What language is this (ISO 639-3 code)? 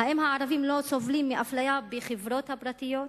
heb